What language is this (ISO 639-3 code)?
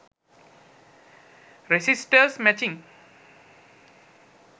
sin